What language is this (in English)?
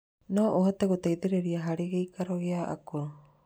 Kikuyu